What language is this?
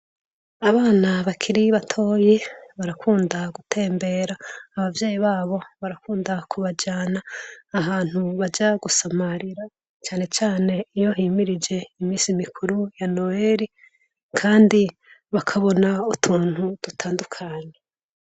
Rundi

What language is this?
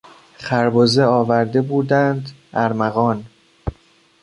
Persian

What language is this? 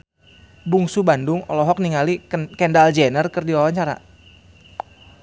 Sundanese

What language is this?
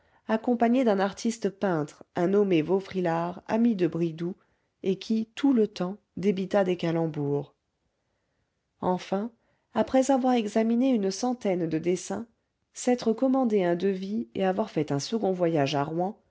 French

